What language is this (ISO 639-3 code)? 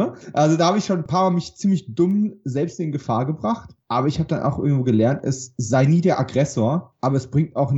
deu